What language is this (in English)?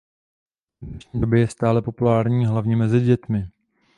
Czech